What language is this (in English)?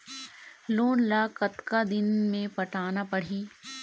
Chhattisgarhi